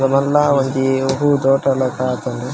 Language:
Tulu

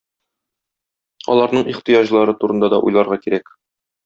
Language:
Tatar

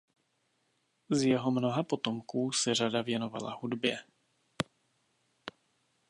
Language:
Czech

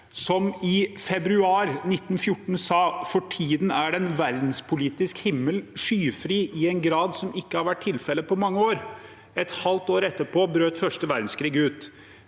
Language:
Norwegian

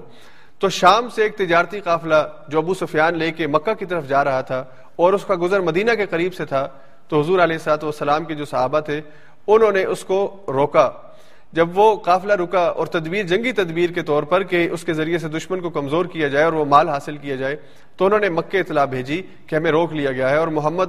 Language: Urdu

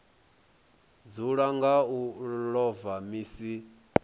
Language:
Venda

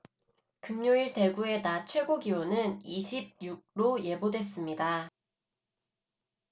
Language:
Korean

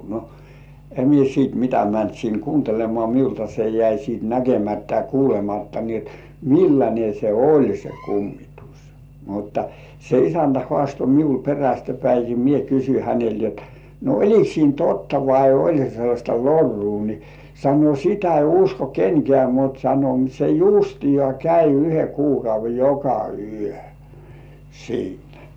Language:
Finnish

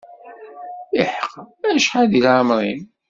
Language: Kabyle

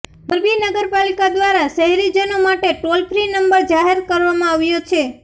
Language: Gujarati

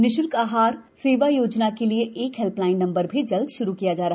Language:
Hindi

